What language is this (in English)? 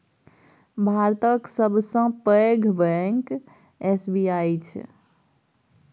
Maithili